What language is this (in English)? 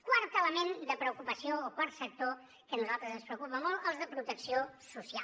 Catalan